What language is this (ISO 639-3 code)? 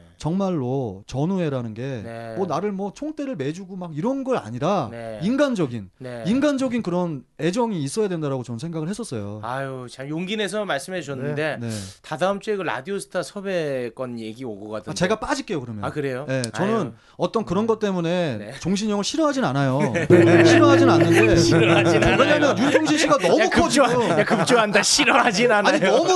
kor